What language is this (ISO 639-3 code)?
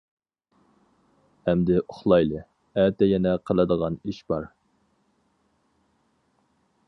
uig